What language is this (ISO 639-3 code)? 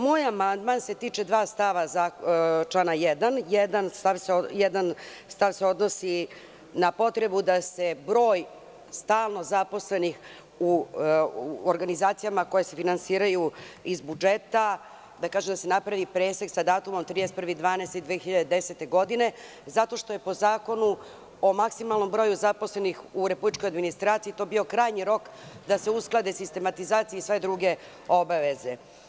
srp